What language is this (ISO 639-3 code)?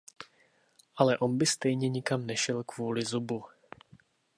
ces